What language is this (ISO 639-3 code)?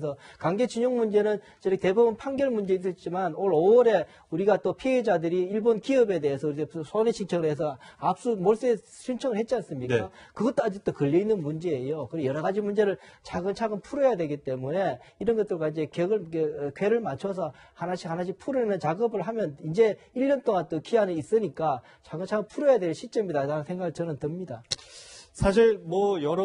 kor